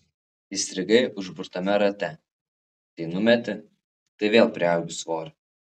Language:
Lithuanian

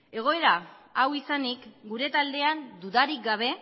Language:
Basque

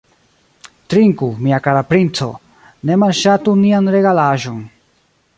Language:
Esperanto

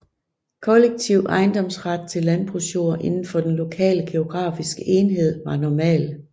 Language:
Danish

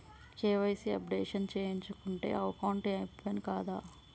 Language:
Telugu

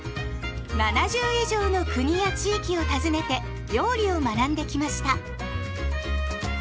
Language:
Japanese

